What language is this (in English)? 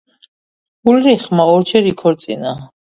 Georgian